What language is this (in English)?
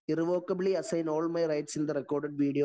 Malayalam